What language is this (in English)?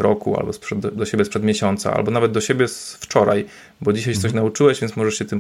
Polish